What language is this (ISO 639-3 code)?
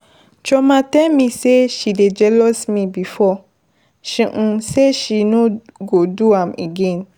pcm